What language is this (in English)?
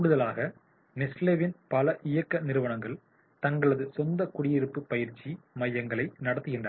Tamil